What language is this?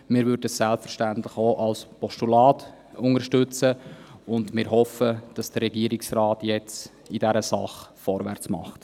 Swiss German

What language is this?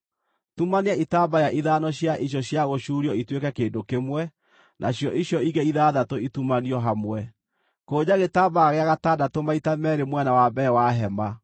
Kikuyu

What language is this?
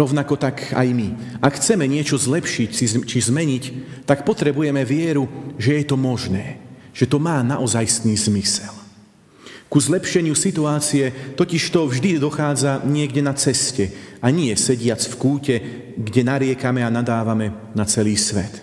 Slovak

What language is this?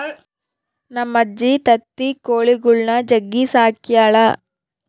Kannada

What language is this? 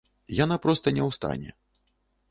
Belarusian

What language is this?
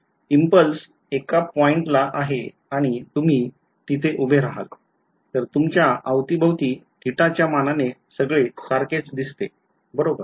Marathi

